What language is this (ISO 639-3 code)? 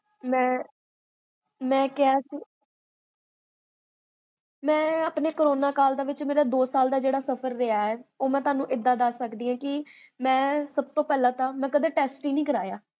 pan